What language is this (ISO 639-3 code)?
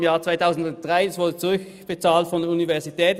gsw